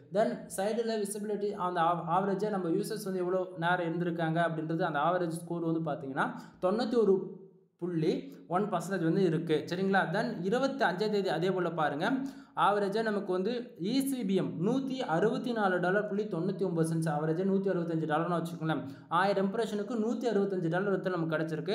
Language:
Tamil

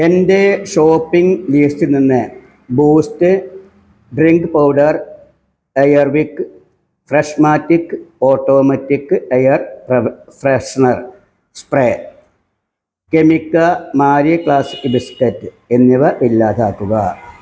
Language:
Malayalam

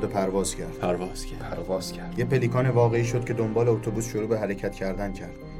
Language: Persian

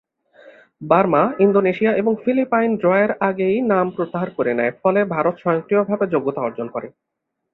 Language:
Bangla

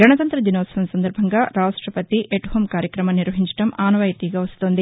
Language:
Telugu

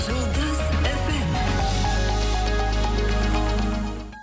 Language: Kazakh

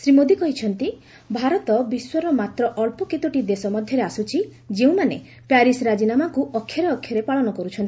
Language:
Odia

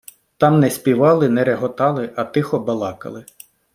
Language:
Ukrainian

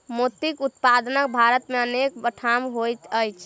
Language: Maithili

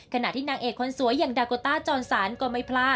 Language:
Thai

